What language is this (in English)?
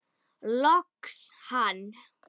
Icelandic